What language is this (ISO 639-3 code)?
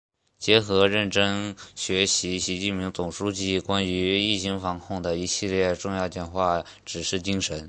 zho